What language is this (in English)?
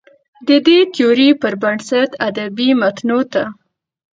Pashto